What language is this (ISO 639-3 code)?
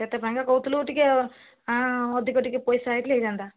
ori